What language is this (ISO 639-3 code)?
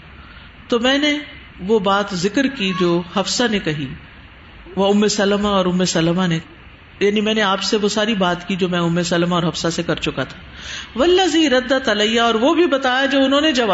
urd